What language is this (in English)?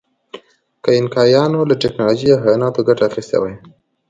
Pashto